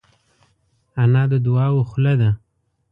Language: Pashto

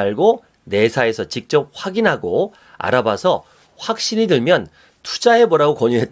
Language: Korean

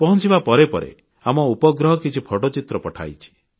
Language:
Odia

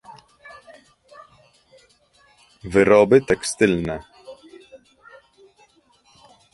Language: Polish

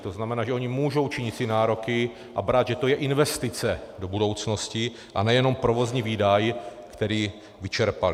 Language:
Czech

